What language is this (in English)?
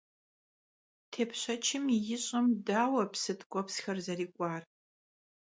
Kabardian